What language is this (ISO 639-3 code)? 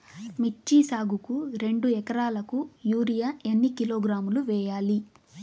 tel